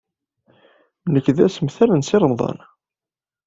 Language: Kabyle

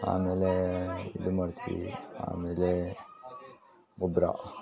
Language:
Kannada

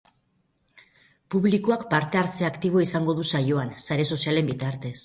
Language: Basque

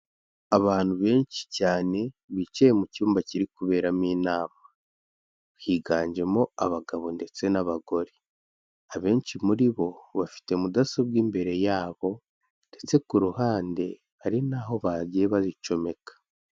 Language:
Kinyarwanda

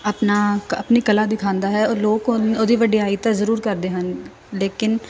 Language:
Punjabi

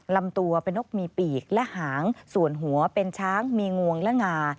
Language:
Thai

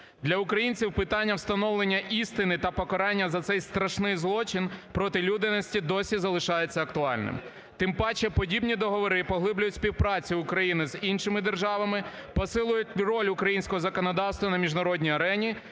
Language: Ukrainian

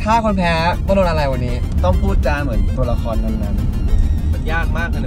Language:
Thai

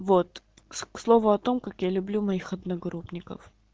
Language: Russian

